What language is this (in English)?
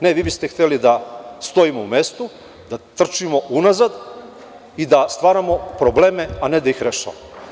Serbian